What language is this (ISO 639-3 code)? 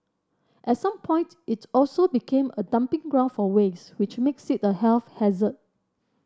eng